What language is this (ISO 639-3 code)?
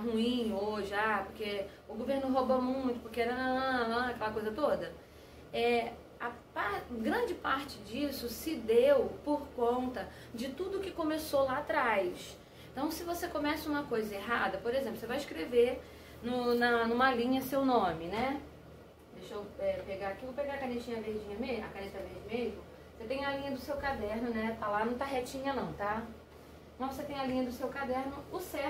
por